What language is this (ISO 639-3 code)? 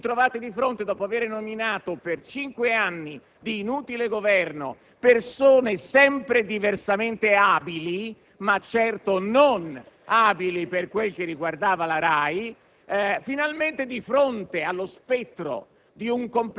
ita